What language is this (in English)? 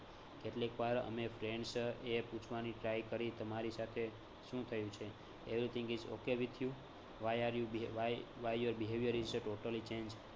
Gujarati